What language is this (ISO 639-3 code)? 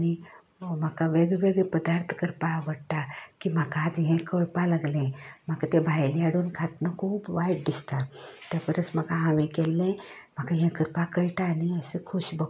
kok